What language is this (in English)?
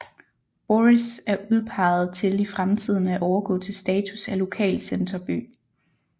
Danish